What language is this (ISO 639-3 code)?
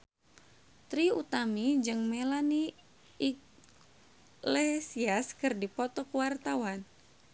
sun